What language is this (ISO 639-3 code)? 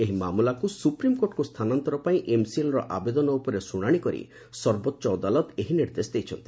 ori